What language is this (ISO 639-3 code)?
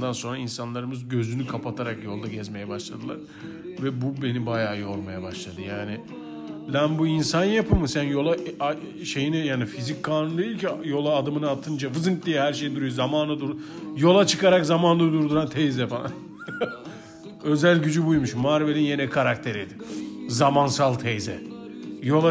tur